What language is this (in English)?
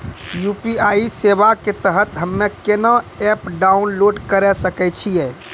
Maithili